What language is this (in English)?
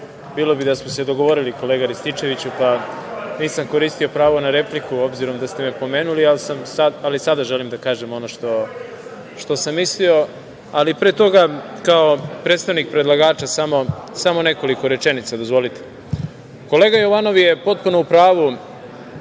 Serbian